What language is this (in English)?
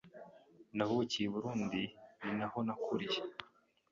Kinyarwanda